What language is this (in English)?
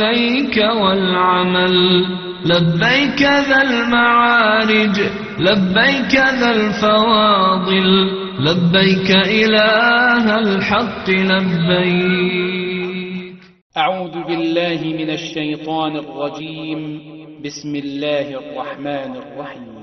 Arabic